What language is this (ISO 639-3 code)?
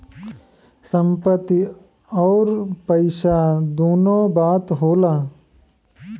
bho